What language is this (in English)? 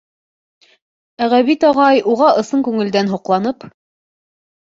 Bashkir